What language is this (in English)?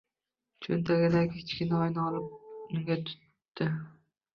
Uzbek